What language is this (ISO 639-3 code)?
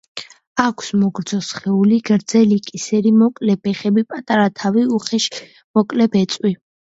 kat